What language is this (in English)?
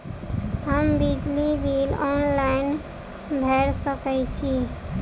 Maithili